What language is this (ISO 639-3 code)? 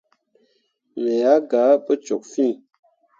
mua